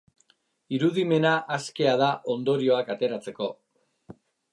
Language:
Basque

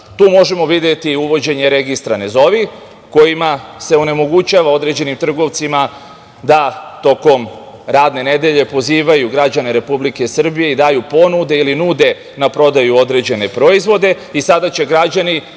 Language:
Serbian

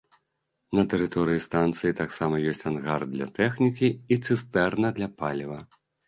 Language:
Belarusian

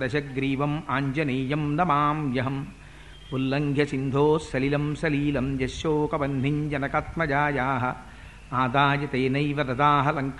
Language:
Telugu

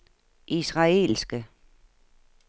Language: Danish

